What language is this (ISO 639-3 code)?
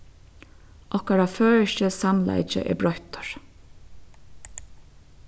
fao